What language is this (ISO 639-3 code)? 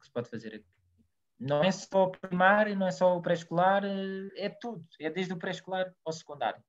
por